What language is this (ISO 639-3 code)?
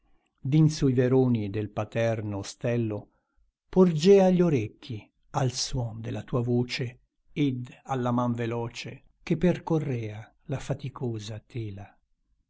ita